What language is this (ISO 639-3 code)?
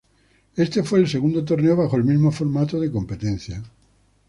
spa